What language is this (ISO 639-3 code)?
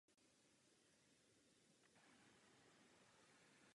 ces